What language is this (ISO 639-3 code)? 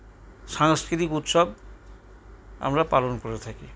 ben